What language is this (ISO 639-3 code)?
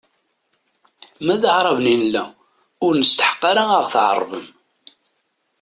kab